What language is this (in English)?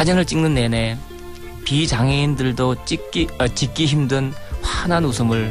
Korean